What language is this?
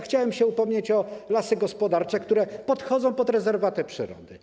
Polish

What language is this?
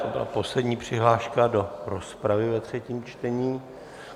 Czech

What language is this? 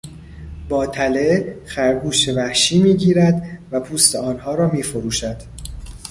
Persian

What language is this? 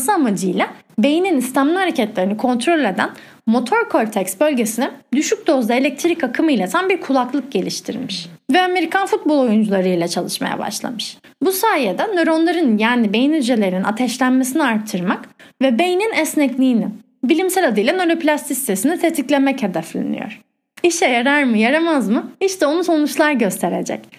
Turkish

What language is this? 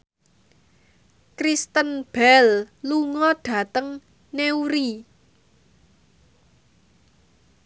Javanese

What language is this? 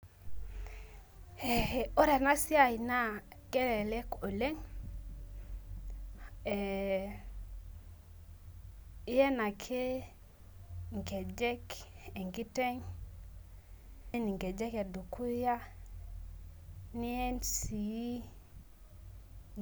Masai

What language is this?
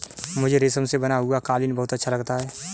Hindi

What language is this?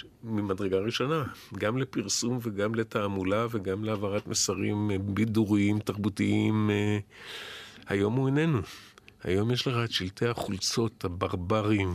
Hebrew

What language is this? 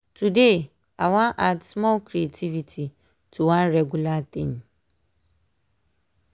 Nigerian Pidgin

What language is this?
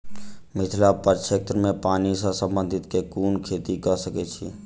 Maithili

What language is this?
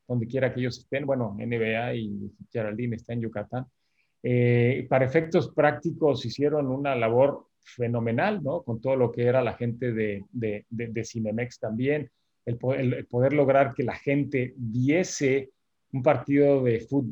Spanish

